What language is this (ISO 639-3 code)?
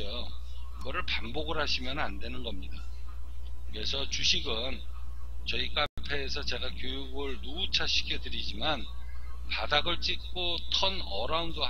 kor